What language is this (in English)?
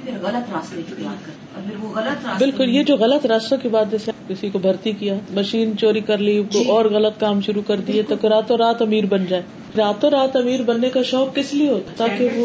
Urdu